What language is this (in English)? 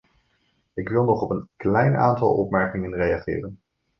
Dutch